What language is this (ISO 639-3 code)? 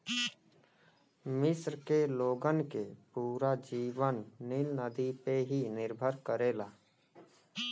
bho